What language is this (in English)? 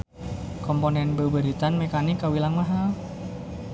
Sundanese